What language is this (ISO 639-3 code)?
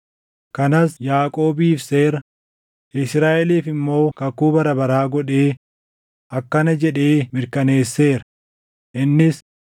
orm